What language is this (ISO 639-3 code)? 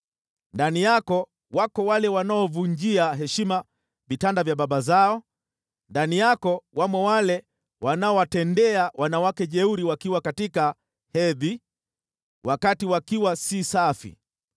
swa